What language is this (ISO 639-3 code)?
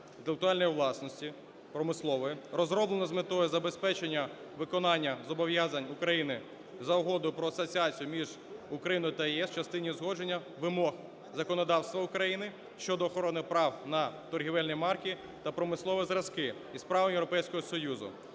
ukr